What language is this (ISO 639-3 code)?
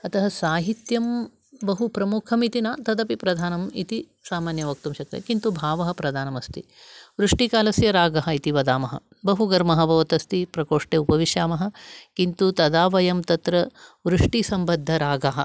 san